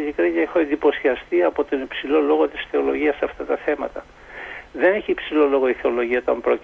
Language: Greek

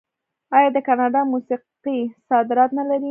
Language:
Pashto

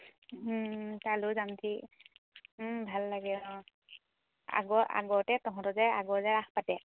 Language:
Assamese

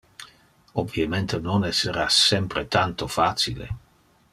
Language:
Interlingua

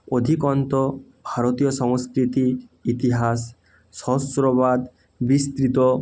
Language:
Bangla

